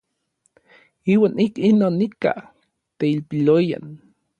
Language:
Orizaba Nahuatl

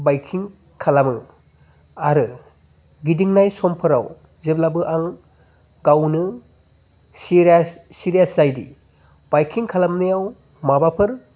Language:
Bodo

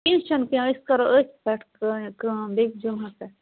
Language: Kashmiri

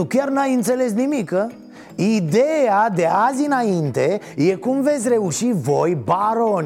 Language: Romanian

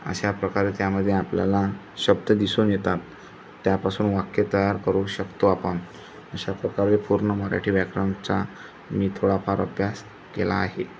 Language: Marathi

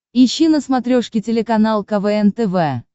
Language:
Russian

